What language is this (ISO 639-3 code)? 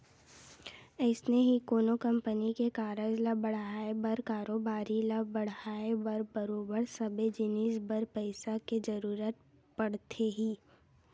hne